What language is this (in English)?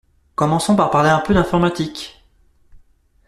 French